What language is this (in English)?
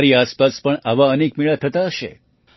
Gujarati